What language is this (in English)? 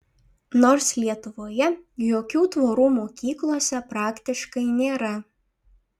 Lithuanian